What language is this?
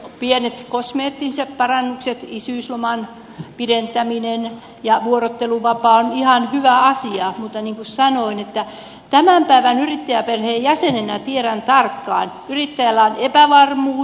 Finnish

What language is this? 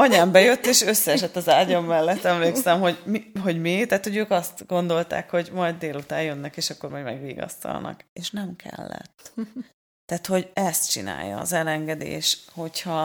Hungarian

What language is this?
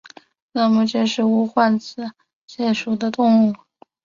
Chinese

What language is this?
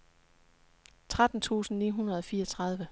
Danish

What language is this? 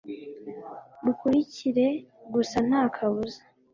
Kinyarwanda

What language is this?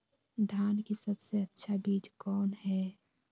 Magahi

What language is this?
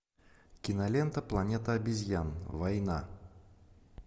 Russian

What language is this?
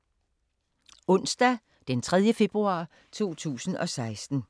Danish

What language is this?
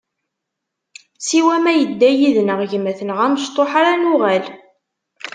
Kabyle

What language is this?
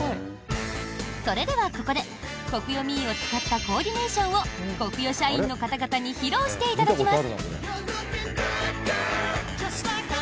Japanese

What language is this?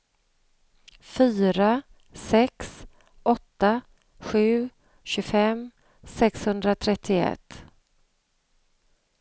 Swedish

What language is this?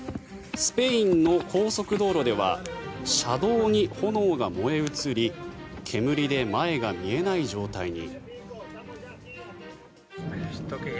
Japanese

